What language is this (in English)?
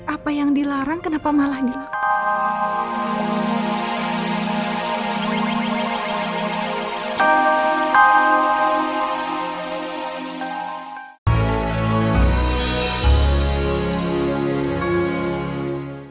Indonesian